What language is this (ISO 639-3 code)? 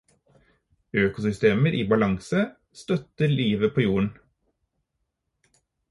nob